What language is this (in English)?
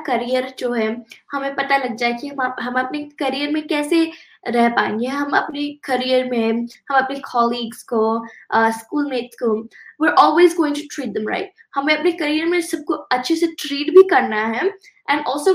Hindi